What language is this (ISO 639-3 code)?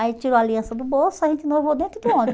por